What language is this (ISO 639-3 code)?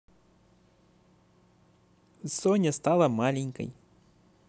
rus